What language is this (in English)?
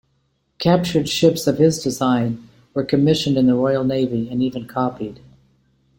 English